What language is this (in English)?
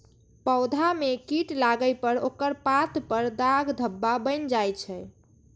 Maithili